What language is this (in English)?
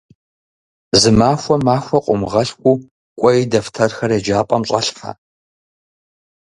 Kabardian